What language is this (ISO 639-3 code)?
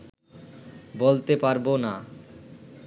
ben